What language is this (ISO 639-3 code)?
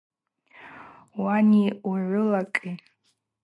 abq